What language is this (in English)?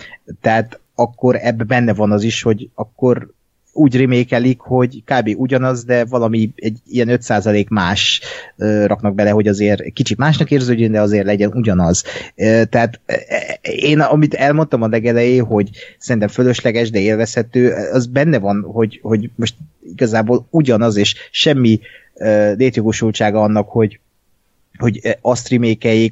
Hungarian